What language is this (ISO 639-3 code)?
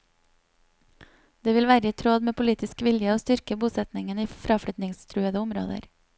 nor